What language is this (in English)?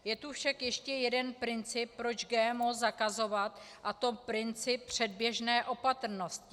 Czech